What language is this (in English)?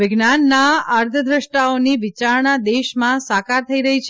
Gujarati